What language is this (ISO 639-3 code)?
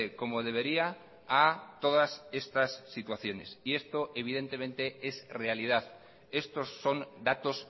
spa